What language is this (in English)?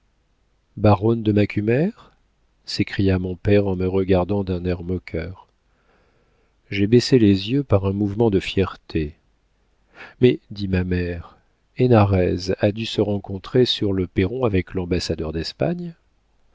French